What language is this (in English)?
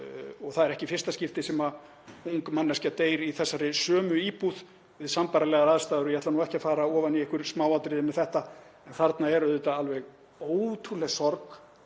Icelandic